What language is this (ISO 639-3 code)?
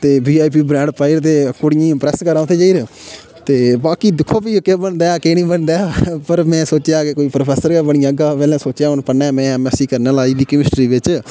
doi